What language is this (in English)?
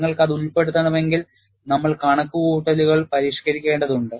Malayalam